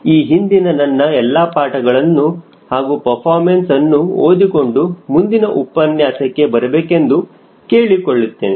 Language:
Kannada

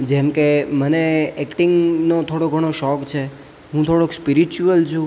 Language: Gujarati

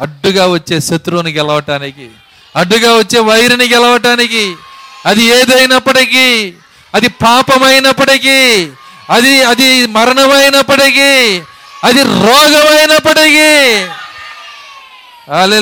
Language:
Telugu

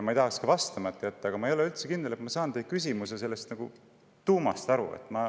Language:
Estonian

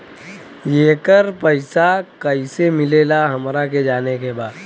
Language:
Bhojpuri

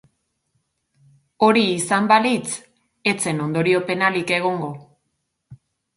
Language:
Basque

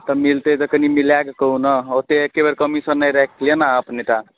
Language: Maithili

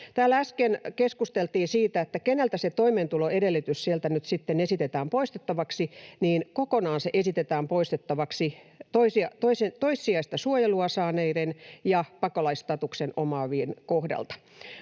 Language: Finnish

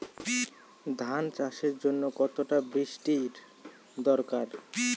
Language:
Bangla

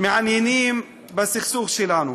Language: Hebrew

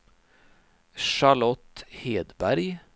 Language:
Swedish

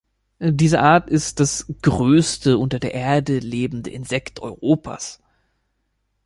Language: German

